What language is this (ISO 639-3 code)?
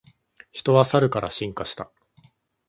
jpn